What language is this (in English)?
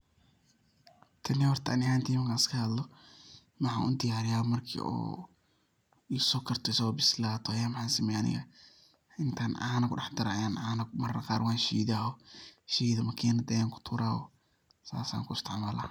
Somali